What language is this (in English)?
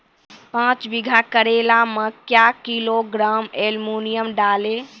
Maithili